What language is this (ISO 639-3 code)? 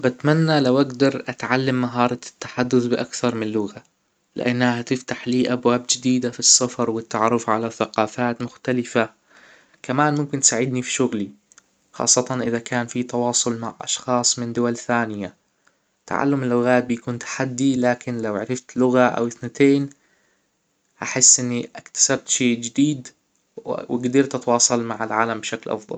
acw